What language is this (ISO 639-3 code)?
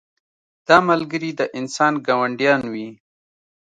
pus